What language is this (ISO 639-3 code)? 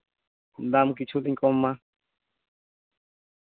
sat